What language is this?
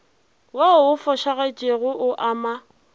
Northern Sotho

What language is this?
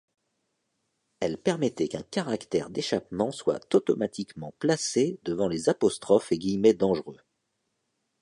French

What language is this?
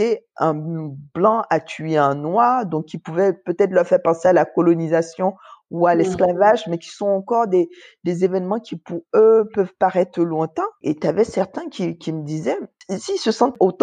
French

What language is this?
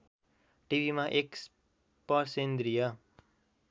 Nepali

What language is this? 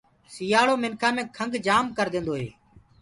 Gurgula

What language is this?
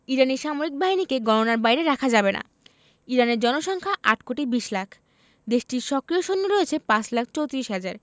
Bangla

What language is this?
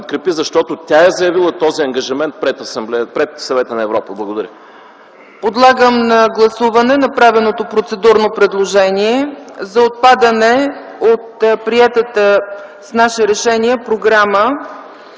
Bulgarian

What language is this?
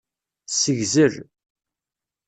Kabyle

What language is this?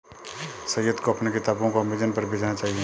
Hindi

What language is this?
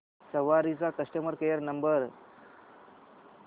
Marathi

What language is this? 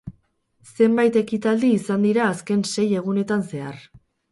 Basque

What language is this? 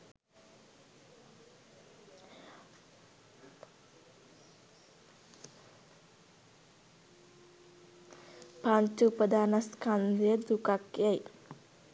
Sinhala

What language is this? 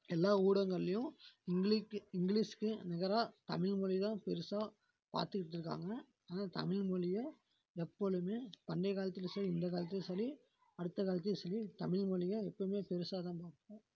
Tamil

